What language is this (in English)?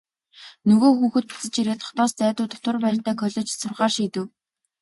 Mongolian